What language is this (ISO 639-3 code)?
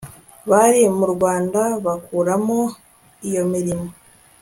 kin